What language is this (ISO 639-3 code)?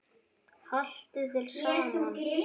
isl